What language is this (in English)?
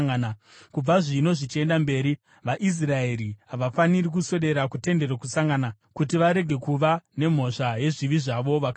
Shona